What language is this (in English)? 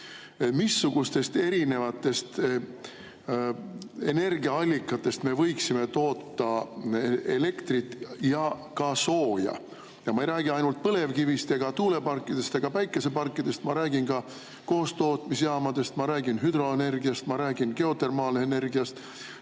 Estonian